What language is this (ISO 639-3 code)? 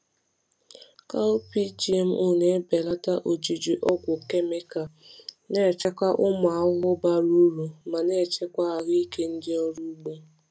ibo